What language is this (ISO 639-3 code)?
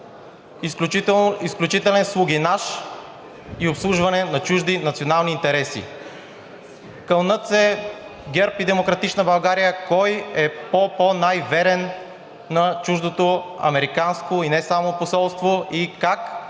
bul